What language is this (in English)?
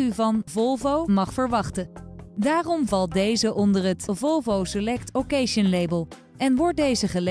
Dutch